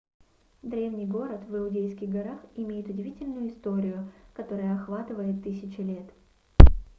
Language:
Russian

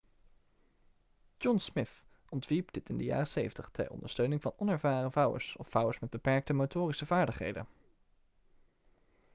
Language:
Dutch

